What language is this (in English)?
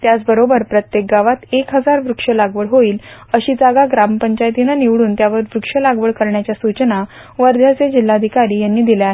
Marathi